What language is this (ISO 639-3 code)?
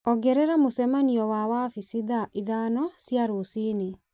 kik